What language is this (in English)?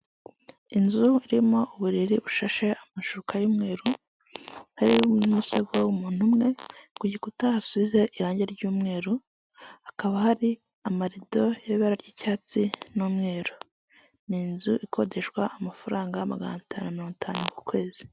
Kinyarwanda